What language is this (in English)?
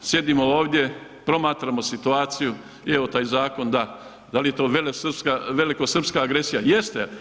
Croatian